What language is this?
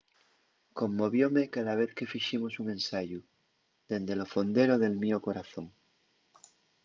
Asturian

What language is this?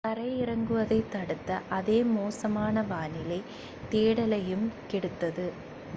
Tamil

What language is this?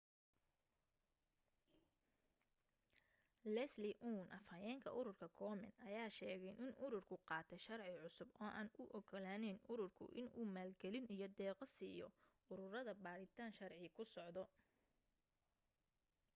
Somali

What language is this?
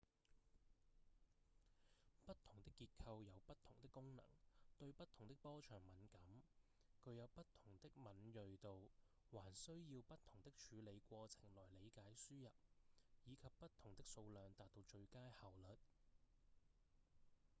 Cantonese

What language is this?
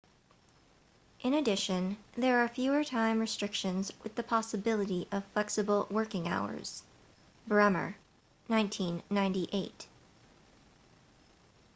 English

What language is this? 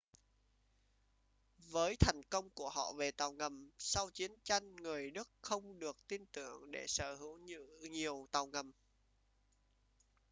Vietnamese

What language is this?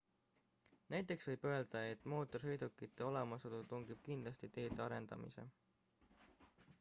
Estonian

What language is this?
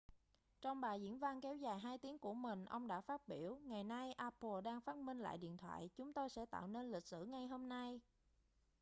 Vietnamese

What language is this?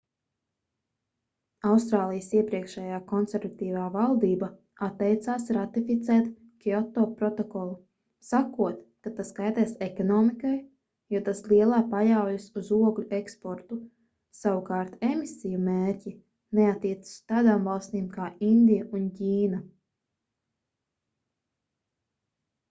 Latvian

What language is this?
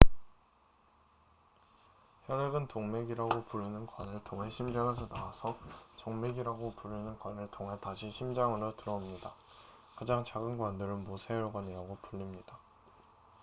Korean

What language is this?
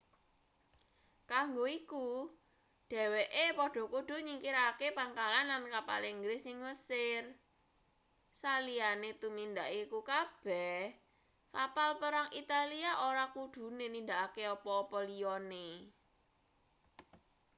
Javanese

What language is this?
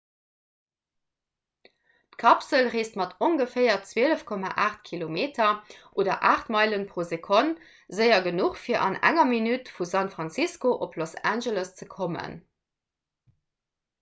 Luxembourgish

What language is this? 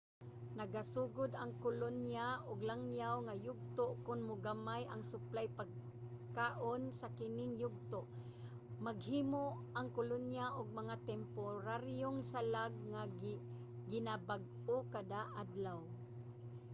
Cebuano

